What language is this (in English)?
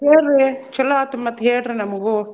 Kannada